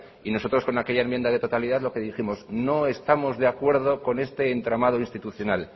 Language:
Spanish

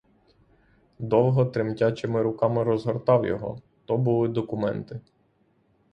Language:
Ukrainian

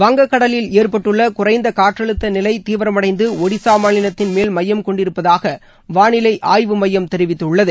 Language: Tamil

